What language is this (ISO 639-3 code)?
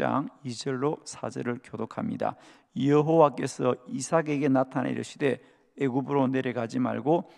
kor